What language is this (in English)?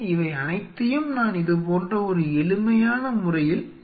Tamil